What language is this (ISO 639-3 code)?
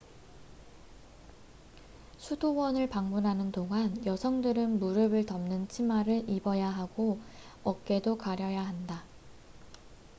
kor